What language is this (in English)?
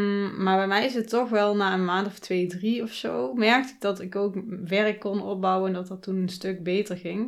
Dutch